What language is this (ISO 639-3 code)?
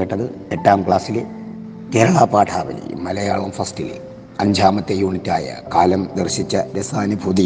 mal